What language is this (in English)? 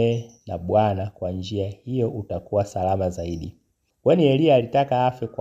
Swahili